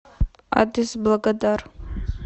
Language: Russian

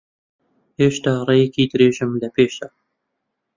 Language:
Central Kurdish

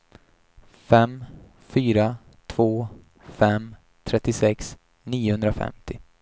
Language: Swedish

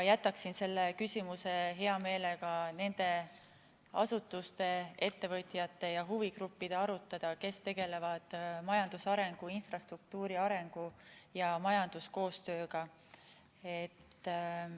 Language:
Estonian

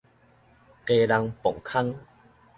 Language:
Min Nan Chinese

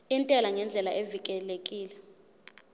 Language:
Zulu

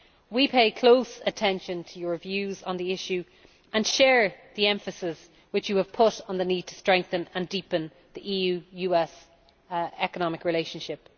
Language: English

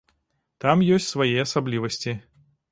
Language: Belarusian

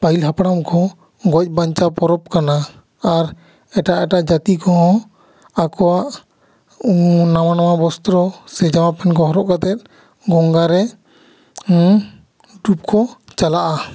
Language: Santali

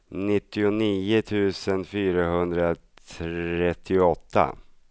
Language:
Swedish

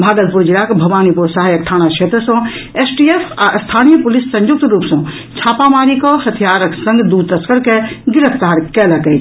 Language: Maithili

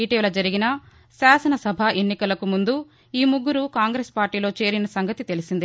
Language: Telugu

